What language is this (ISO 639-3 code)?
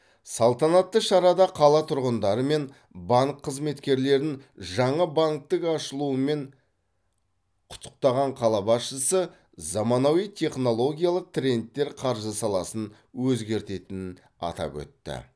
kaz